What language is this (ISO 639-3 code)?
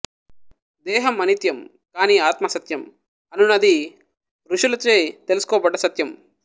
tel